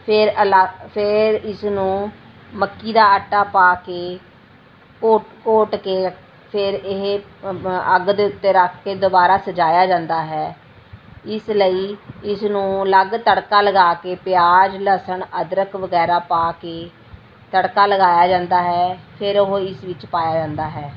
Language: Punjabi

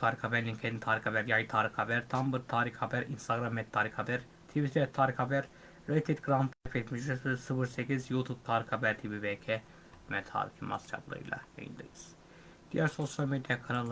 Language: Turkish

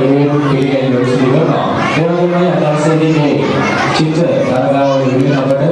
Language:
Indonesian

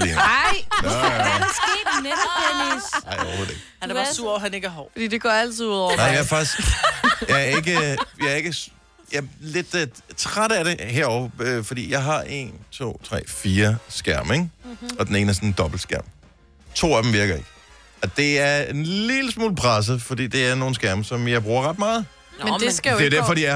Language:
Danish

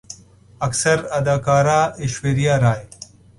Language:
Urdu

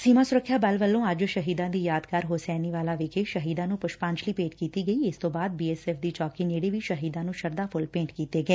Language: Punjabi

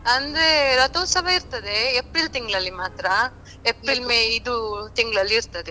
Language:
Kannada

